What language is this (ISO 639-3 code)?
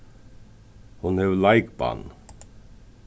fao